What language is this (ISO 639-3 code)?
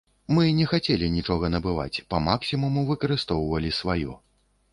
bel